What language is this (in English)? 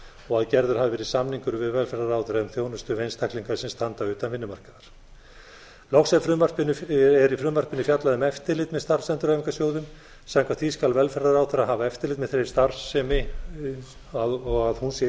Icelandic